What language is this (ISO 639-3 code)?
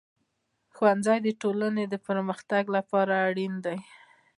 pus